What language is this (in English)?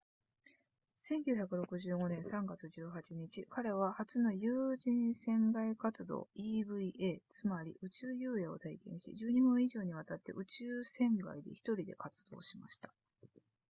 Japanese